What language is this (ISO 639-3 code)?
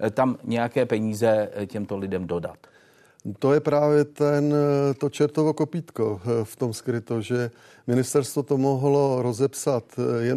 ces